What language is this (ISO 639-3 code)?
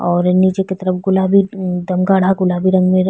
bho